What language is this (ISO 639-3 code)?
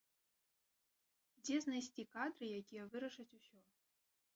bel